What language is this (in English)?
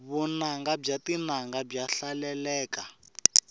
Tsonga